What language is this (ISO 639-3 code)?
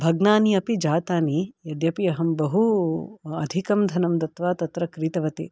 san